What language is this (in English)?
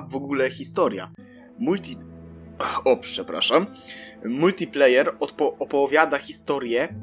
Polish